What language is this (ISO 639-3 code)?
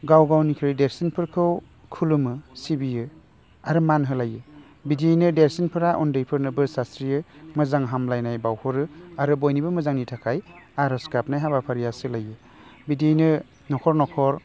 brx